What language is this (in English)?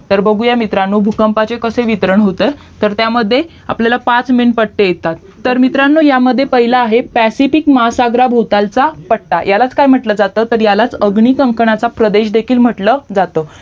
Marathi